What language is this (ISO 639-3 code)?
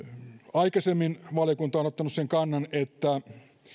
fin